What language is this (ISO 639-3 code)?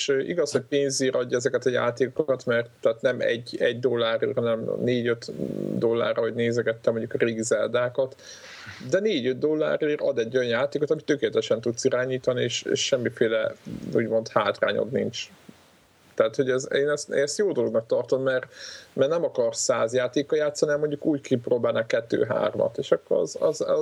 hun